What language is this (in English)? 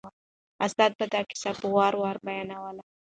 Pashto